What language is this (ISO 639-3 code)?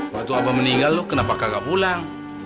ind